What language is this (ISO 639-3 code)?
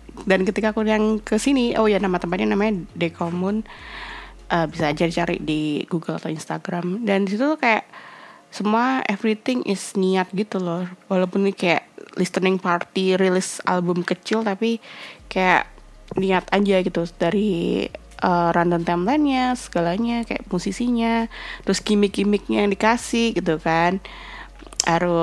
ind